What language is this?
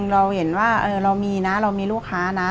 Thai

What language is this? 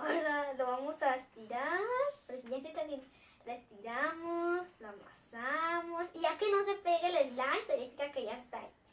Spanish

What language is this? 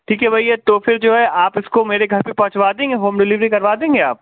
Urdu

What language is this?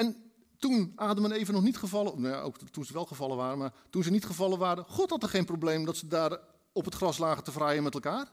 Dutch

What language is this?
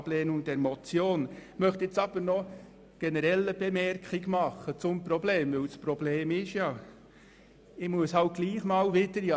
Swiss German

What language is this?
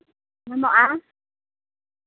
Santali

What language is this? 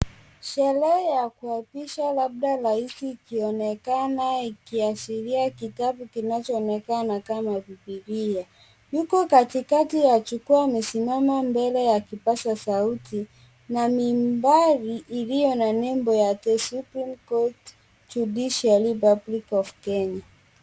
Swahili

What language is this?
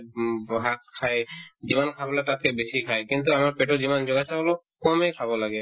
Assamese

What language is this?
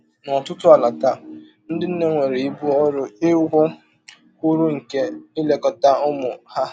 Igbo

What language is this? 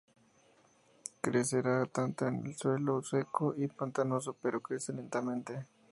Spanish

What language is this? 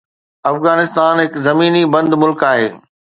Sindhi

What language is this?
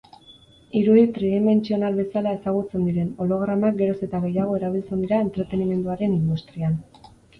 Basque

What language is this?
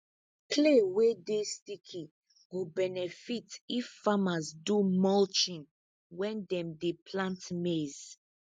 Nigerian Pidgin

